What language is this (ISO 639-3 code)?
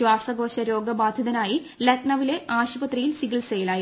mal